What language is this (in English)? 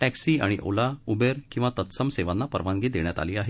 Marathi